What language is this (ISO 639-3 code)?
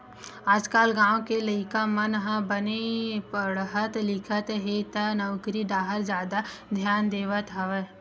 hne